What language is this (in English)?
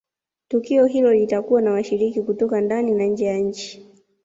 Swahili